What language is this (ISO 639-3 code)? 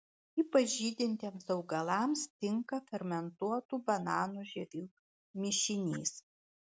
lit